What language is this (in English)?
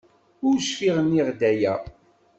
Kabyle